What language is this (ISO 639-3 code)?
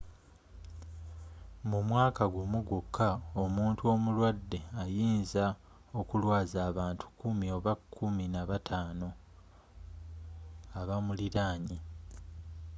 lug